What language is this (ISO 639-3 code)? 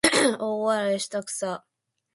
jpn